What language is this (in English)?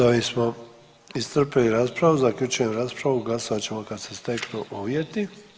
Croatian